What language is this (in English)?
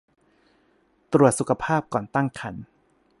Thai